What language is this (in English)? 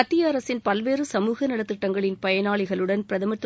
Tamil